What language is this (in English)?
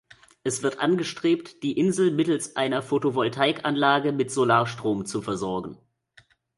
German